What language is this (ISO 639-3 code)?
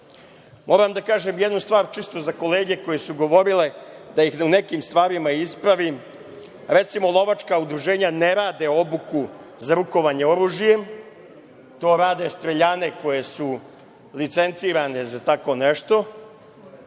srp